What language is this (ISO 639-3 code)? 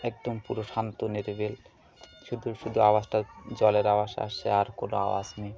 ben